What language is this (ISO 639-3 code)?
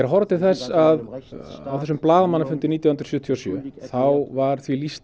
isl